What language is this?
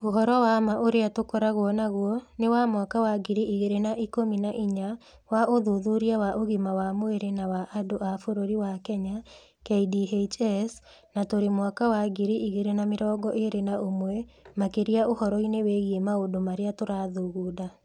Kikuyu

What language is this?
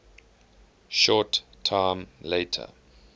English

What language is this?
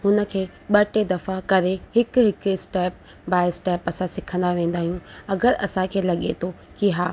Sindhi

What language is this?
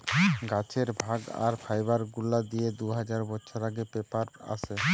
Bangla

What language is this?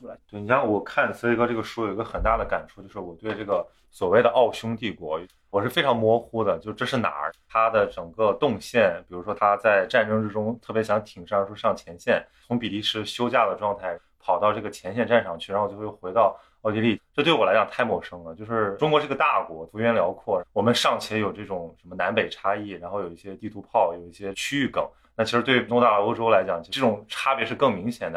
Chinese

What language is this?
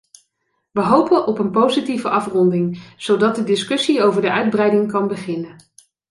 Dutch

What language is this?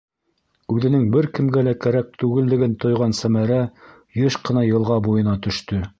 Bashkir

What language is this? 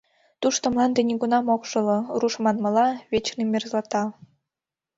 Mari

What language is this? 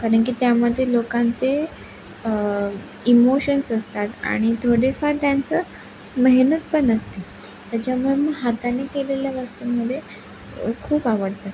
Marathi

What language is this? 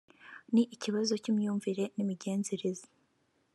Kinyarwanda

